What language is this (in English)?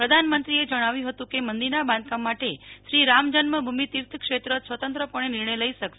Gujarati